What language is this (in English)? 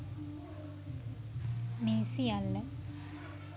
Sinhala